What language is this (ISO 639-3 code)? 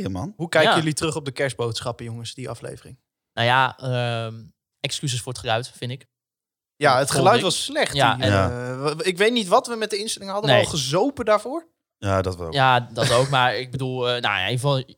nld